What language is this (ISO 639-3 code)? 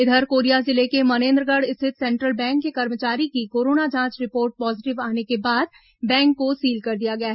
hin